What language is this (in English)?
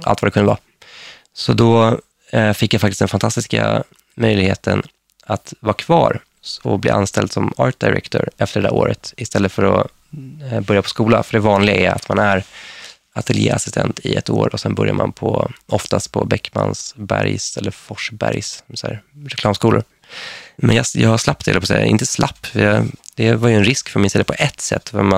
Swedish